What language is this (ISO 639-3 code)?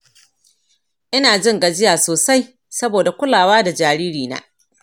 hau